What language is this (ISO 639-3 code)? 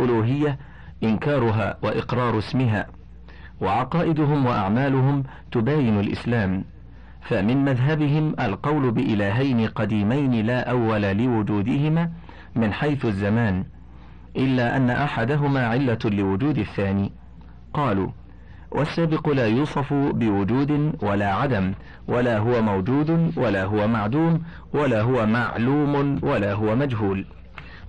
ara